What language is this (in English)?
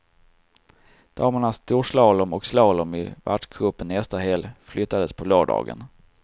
Swedish